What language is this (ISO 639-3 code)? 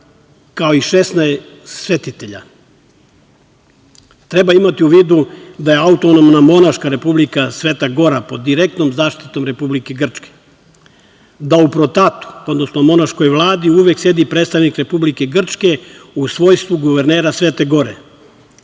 srp